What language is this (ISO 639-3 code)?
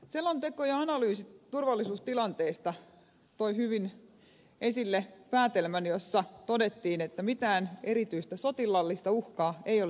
fin